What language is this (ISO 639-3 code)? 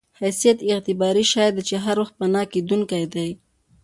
pus